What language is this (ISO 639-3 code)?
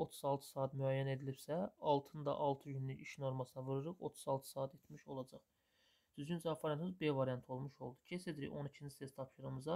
tur